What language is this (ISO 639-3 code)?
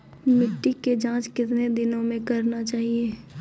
mai